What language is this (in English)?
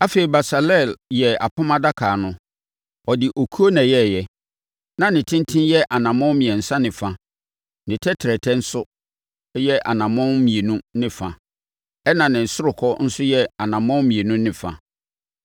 Akan